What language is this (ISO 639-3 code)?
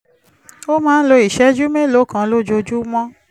yor